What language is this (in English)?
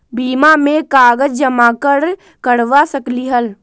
Magahi